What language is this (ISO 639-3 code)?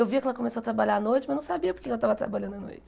por